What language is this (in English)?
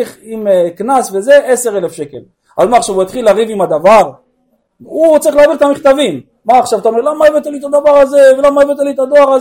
Hebrew